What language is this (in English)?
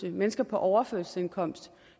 Danish